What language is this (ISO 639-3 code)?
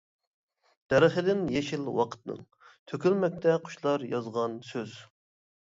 uig